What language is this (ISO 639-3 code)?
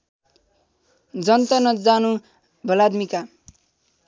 nep